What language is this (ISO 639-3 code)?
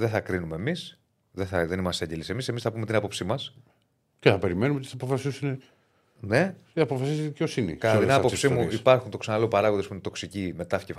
ell